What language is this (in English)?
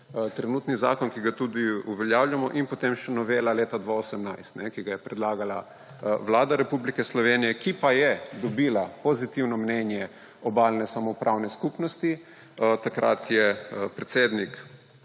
Slovenian